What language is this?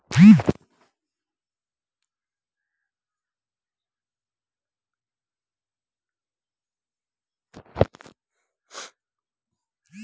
Maithili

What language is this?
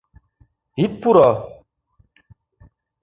Mari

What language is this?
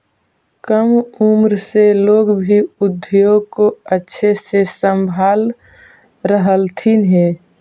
Magahi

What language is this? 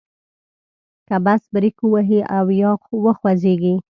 Pashto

